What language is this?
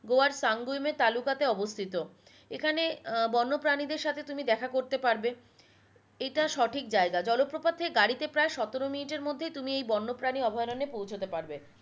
Bangla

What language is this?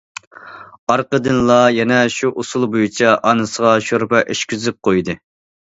Uyghur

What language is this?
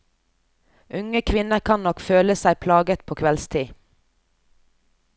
Norwegian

